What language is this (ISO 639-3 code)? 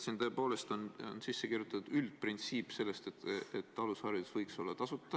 est